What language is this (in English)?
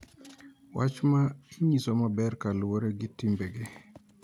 Luo (Kenya and Tanzania)